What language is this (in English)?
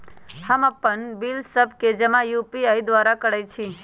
Magahi